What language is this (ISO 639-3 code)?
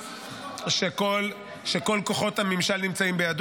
heb